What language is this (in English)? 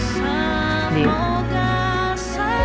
Indonesian